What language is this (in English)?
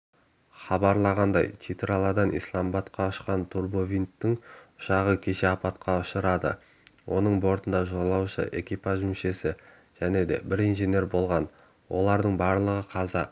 Kazakh